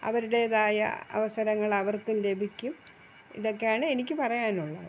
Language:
Malayalam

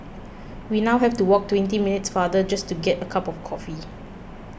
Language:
English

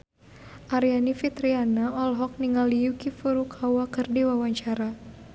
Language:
Sundanese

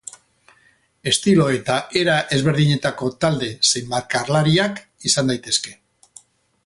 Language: Basque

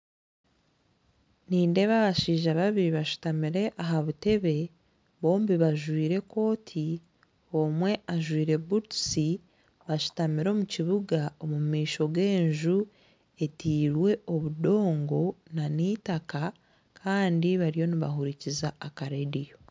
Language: Nyankole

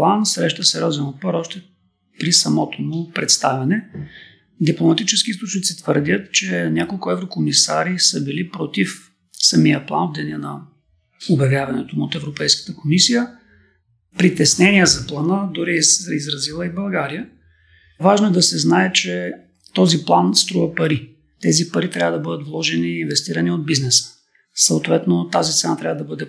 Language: Bulgarian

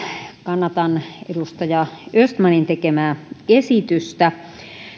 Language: Finnish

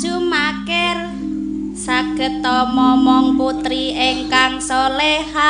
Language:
Indonesian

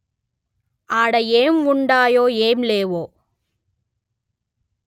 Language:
Telugu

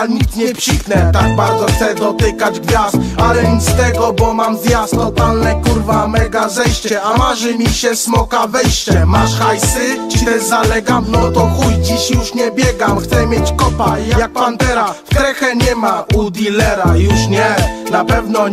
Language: Polish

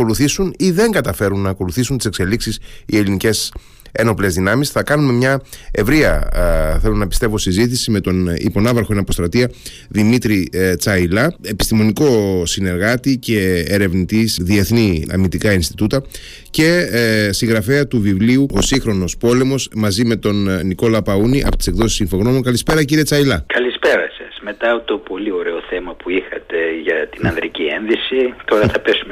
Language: Greek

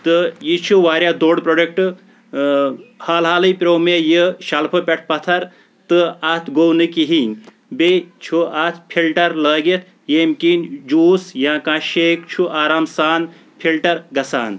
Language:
Kashmiri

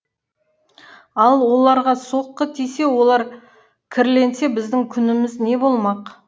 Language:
Kazakh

